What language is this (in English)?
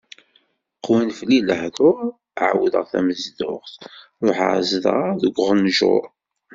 Kabyle